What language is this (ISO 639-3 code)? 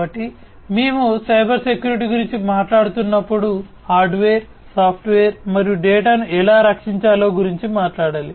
tel